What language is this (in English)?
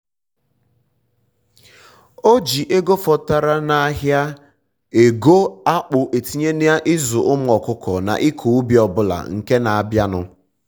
Igbo